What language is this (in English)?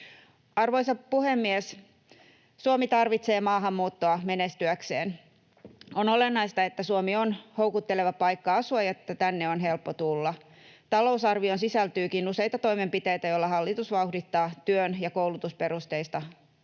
Finnish